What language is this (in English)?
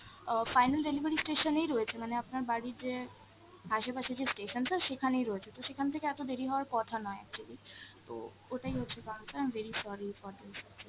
Bangla